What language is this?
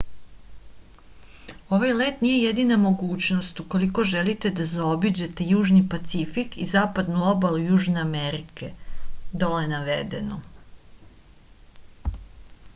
Serbian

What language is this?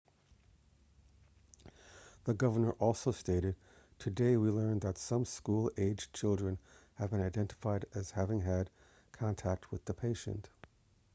English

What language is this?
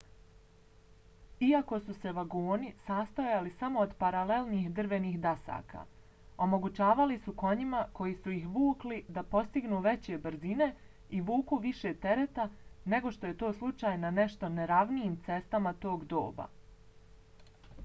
Bosnian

